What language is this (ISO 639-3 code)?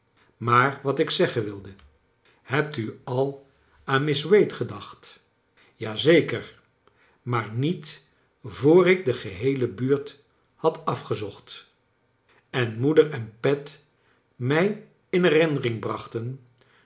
nld